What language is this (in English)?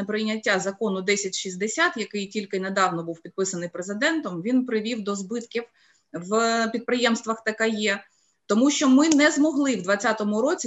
Ukrainian